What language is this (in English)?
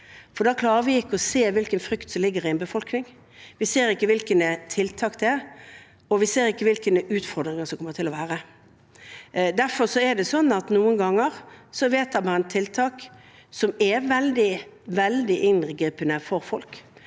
Norwegian